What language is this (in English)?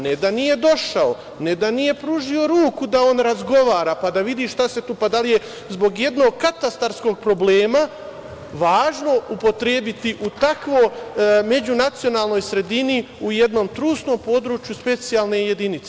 Serbian